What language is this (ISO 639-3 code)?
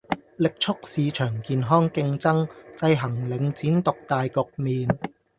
yue